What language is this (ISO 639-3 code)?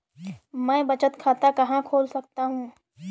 hin